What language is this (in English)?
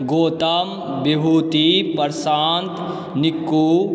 Maithili